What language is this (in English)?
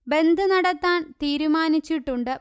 Malayalam